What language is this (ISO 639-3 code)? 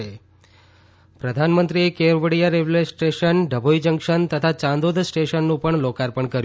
guj